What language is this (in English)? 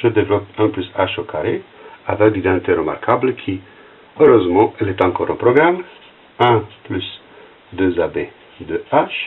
French